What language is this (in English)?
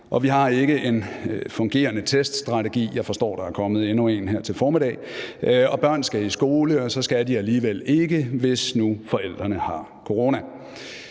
Danish